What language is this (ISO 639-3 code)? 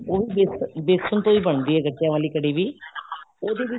pan